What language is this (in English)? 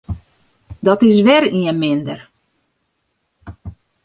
Western Frisian